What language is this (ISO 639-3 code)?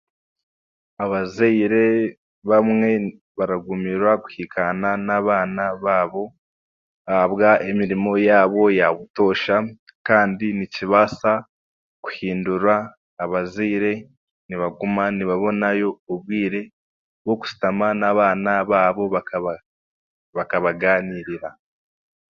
cgg